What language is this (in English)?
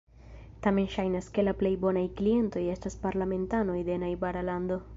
Esperanto